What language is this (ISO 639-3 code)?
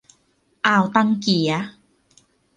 tha